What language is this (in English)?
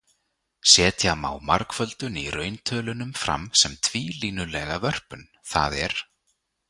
Icelandic